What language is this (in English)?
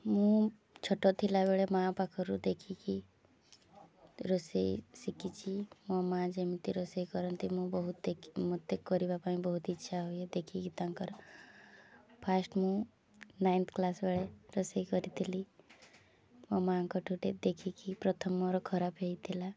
Odia